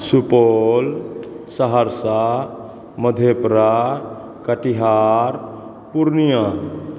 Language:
Maithili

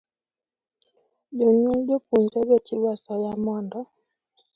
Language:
Luo (Kenya and Tanzania)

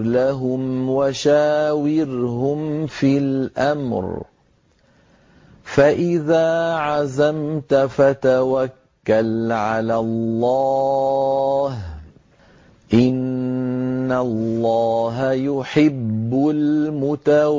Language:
Arabic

